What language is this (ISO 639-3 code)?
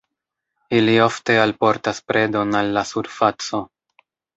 epo